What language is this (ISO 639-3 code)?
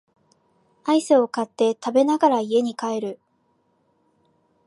jpn